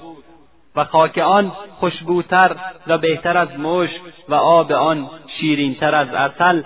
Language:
Persian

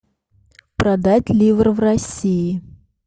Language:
Russian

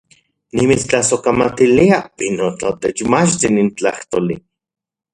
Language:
Central Puebla Nahuatl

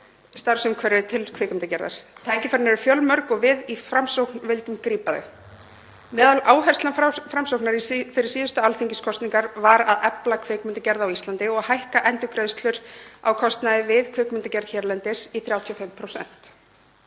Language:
Icelandic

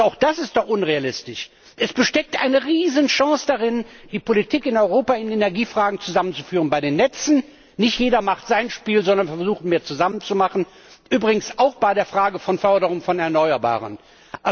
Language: German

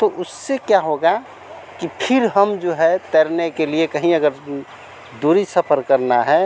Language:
Hindi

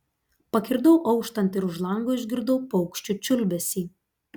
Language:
Lithuanian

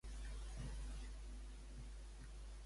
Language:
Catalan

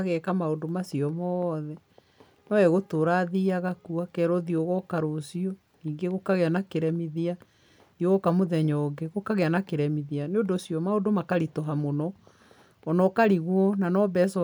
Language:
Kikuyu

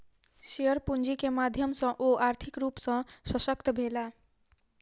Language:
Maithili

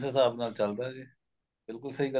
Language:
Punjabi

